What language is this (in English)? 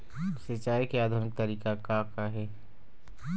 Chhattisgarhi